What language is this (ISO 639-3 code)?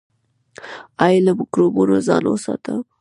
pus